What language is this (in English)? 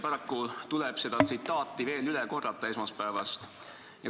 Estonian